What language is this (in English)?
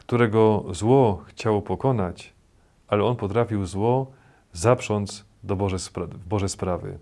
Polish